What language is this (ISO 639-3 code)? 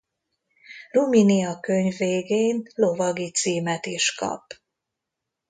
hun